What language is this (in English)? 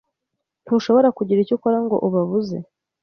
Kinyarwanda